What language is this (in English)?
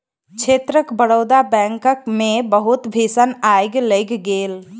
Maithili